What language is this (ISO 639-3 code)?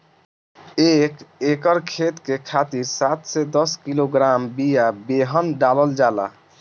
bho